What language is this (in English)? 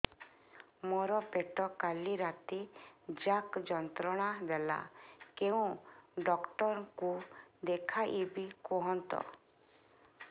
Odia